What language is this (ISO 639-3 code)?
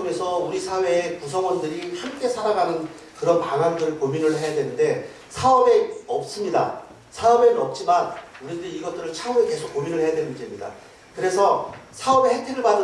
kor